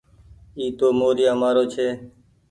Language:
Goaria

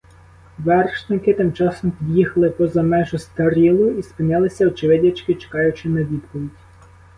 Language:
Ukrainian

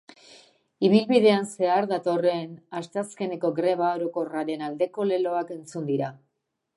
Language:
Basque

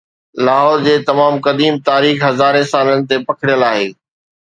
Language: Sindhi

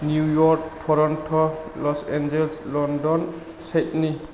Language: Bodo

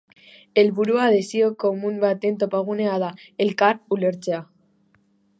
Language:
Basque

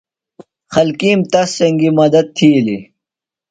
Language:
Phalura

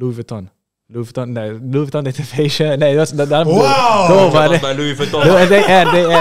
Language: Dutch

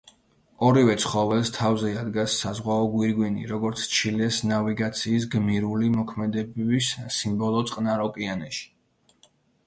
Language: Georgian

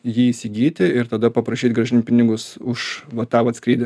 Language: Lithuanian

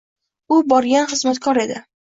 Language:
Uzbek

